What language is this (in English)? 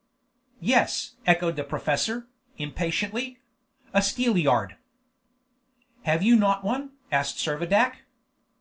English